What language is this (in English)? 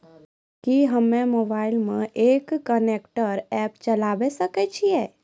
Maithili